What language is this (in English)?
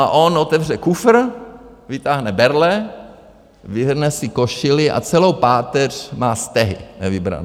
Czech